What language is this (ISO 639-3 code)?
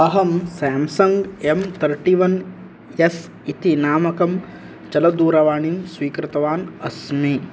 san